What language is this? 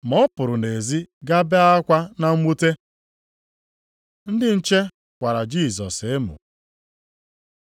Igbo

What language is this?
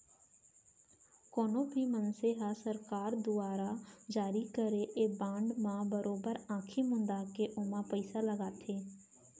Chhattisgarhi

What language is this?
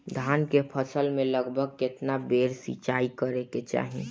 Bhojpuri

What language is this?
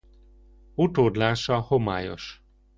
Hungarian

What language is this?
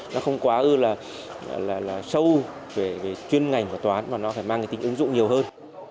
Vietnamese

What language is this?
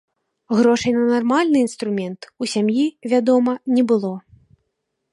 Belarusian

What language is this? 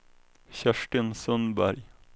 Swedish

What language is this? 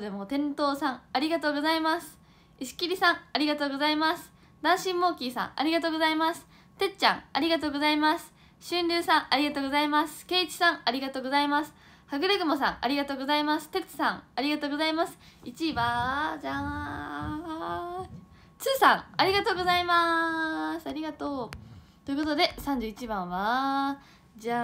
Japanese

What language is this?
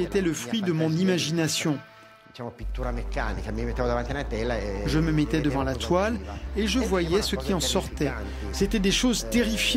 French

